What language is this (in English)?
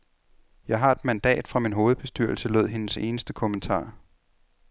Danish